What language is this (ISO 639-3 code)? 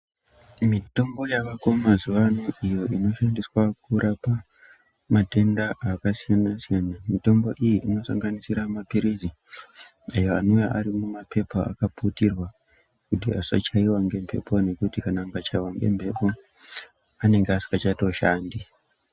ndc